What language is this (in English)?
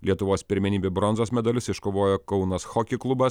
Lithuanian